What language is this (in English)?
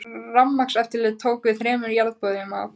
Icelandic